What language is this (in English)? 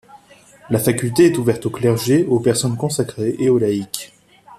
French